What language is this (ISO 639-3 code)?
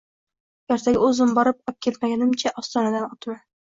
uzb